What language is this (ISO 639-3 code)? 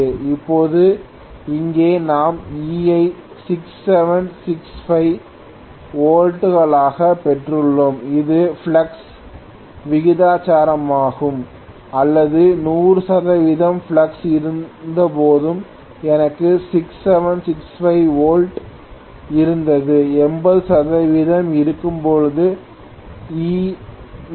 tam